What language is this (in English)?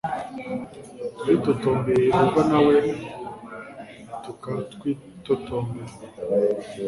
Kinyarwanda